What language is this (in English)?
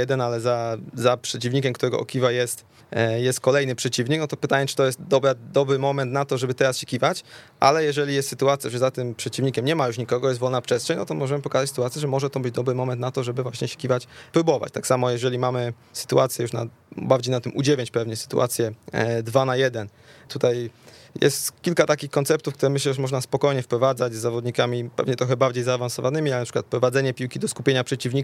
Polish